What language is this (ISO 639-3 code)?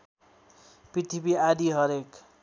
nep